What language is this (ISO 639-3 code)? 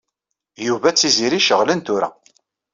kab